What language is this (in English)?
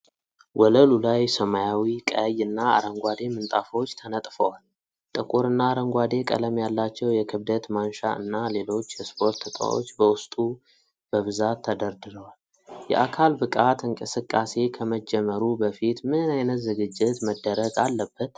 Amharic